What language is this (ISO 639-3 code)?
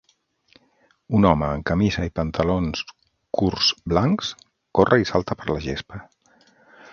cat